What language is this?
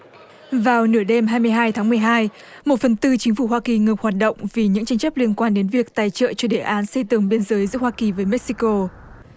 Vietnamese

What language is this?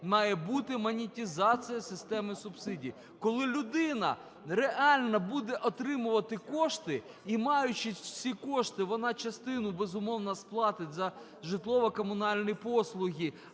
Ukrainian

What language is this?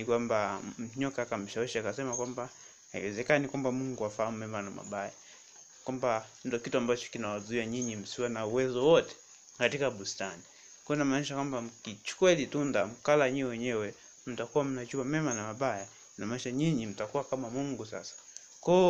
Swahili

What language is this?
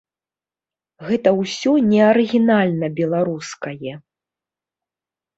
Belarusian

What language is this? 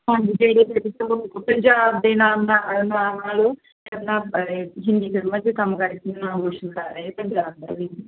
Punjabi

